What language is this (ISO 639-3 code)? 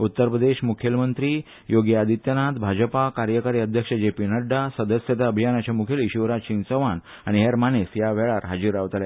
kok